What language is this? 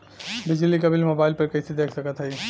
Bhojpuri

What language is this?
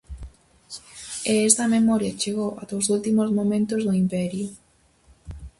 Galician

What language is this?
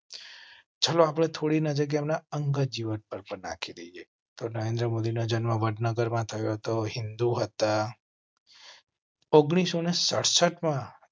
Gujarati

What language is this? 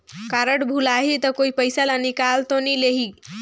Chhattisgarhi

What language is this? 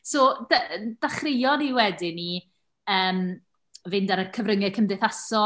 Welsh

